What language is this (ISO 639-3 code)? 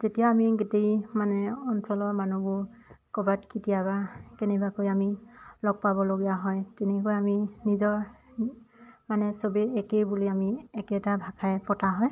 asm